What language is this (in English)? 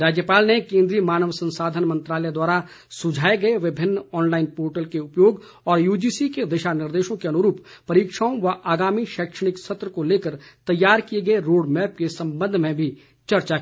Hindi